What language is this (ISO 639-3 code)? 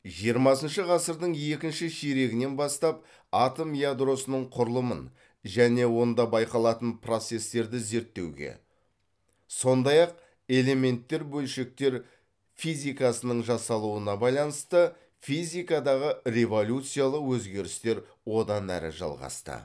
kaz